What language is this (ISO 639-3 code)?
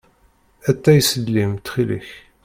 kab